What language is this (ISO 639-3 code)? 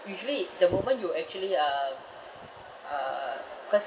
eng